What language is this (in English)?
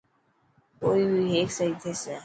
Dhatki